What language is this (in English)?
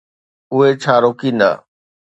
Sindhi